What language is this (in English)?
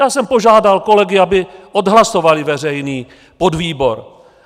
Czech